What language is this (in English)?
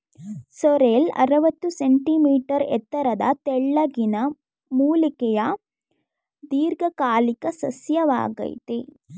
Kannada